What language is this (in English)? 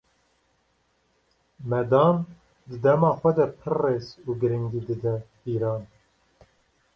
Kurdish